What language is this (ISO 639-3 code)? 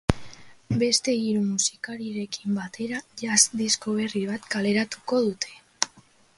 eus